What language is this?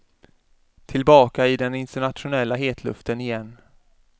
Swedish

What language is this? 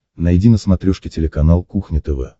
Russian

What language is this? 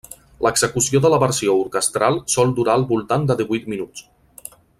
Catalan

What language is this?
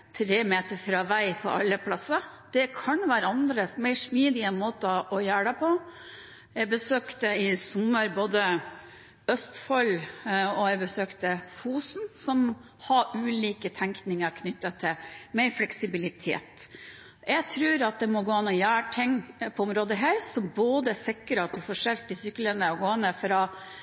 Norwegian Bokmål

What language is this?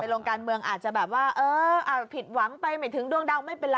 Thai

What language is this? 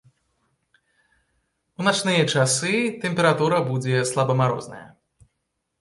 Belarusian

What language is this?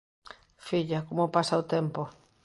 Galician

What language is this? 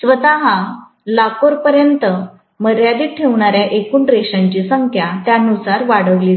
Marathi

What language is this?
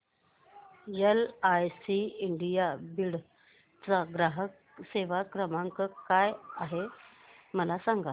Marathi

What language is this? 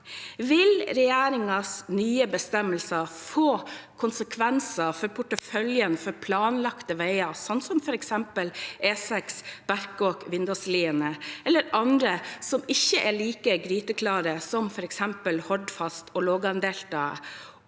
Norwegian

